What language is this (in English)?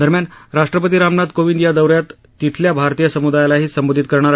Marathi